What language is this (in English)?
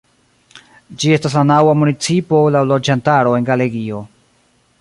Esperanto